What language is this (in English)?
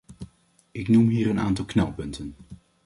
Dutch